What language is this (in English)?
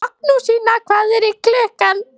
Icelandic